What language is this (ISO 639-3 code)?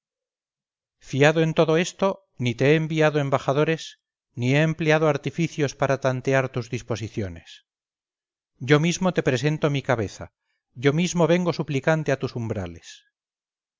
spa